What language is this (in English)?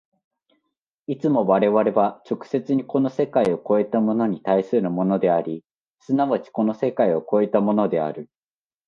Japanese